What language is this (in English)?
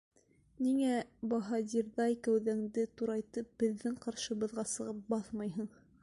Bashkir